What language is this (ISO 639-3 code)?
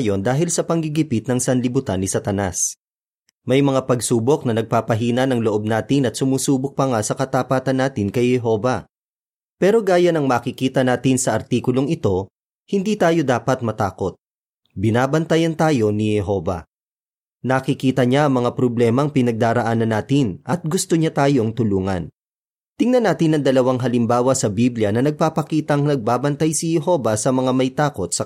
fil